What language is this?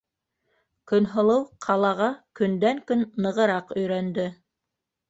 Bashkir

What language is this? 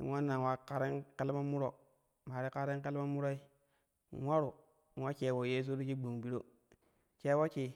Kushi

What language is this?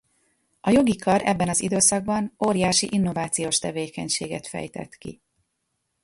Hungarian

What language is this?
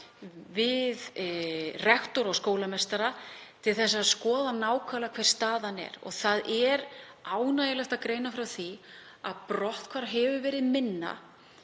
Icelandic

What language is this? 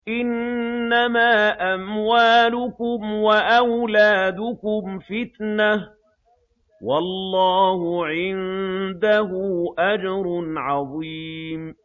Arabic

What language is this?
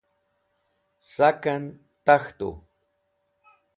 Wakhi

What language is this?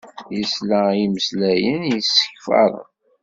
Kabyle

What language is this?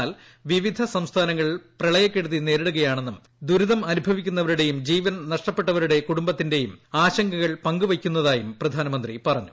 Malayalam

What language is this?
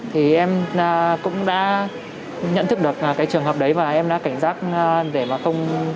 Vietnamese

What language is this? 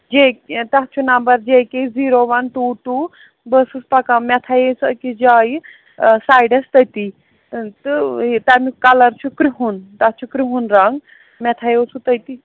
Kashmiri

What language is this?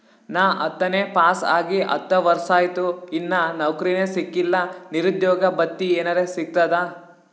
Kannada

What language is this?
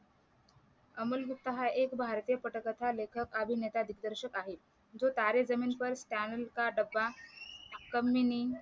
Marathi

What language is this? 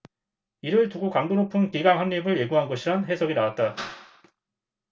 Korean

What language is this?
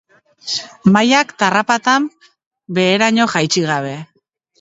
Basque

